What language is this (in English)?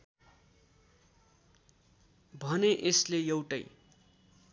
Nepali